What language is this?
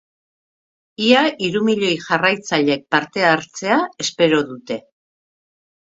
Basque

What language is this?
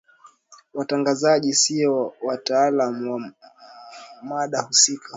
Swahili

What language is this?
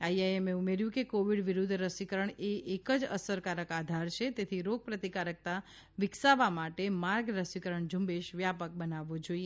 Gujarati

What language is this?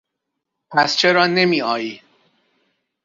Persian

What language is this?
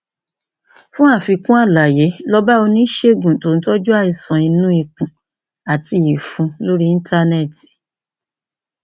Yoruba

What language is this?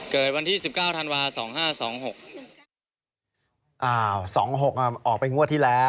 Thai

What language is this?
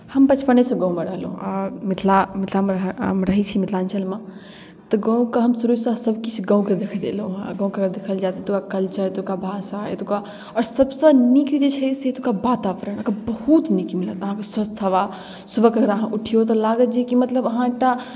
Maithili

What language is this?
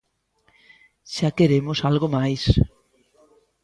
Galician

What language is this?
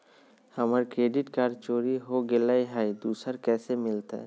Magahi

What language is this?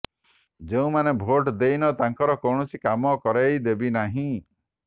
Odia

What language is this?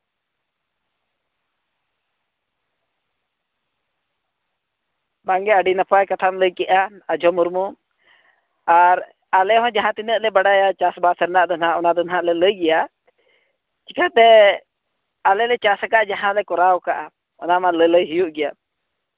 Santali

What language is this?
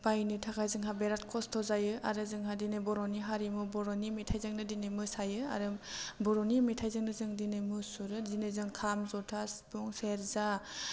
Bodo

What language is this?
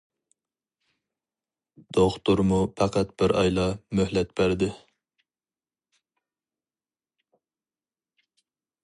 Uyghur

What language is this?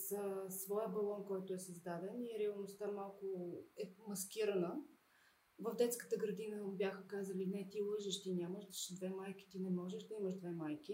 Bulgarian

